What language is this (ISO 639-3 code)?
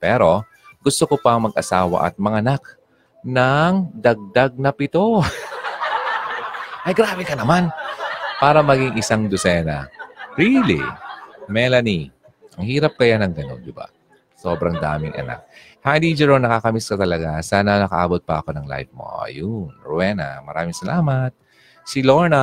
fil